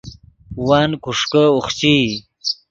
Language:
Yidgha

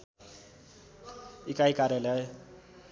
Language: Nepali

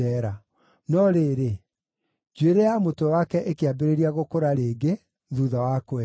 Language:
Kikuyu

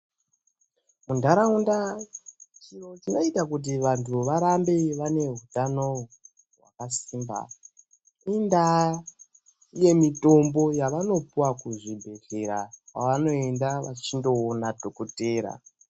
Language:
Ndau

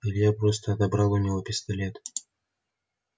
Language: Russian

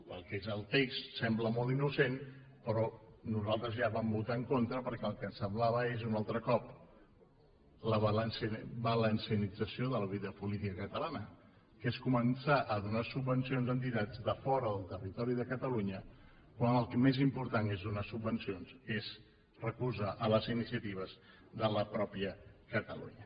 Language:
Catalan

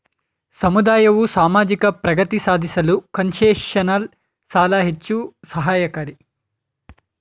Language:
Kannada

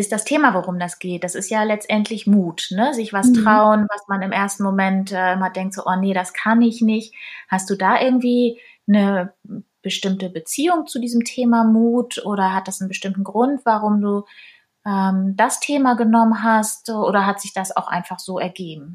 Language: German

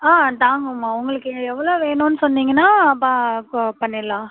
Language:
Tamil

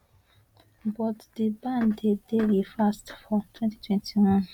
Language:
Nigerian Pidgin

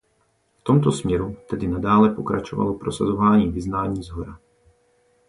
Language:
Czech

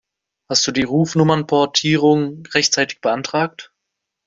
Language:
German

